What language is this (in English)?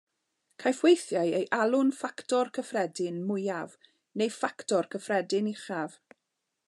Welsh